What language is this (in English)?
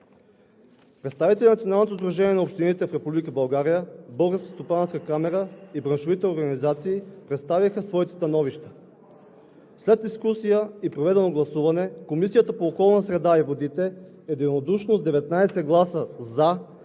Bulgarian